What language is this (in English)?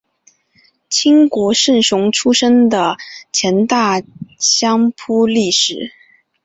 Chinese